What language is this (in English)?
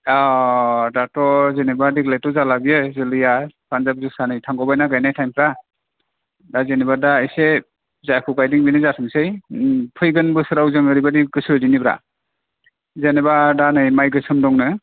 Bodo